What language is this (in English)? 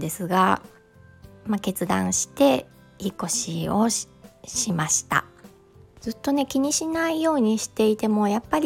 Japanese